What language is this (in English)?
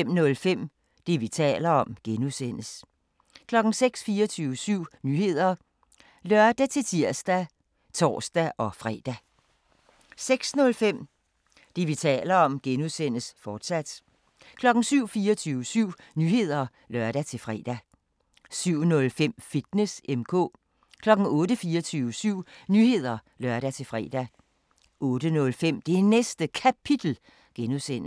Danish